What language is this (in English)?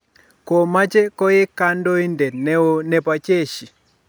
Kalenjin